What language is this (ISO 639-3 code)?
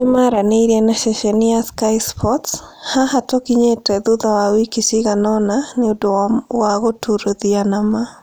kik